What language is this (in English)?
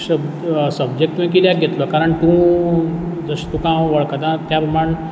Konkani